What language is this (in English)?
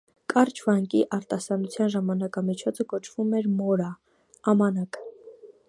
Armenian